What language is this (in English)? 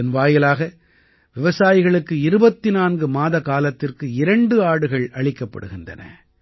Tamil